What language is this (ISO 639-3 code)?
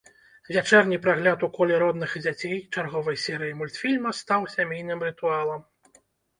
bel